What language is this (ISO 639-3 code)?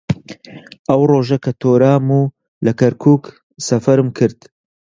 ckb